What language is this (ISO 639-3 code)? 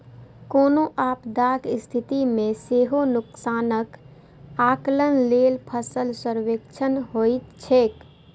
mai